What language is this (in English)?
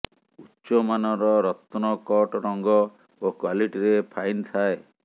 Odia